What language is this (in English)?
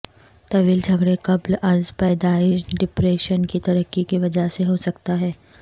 Urdu